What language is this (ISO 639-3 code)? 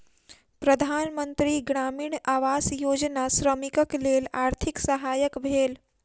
mai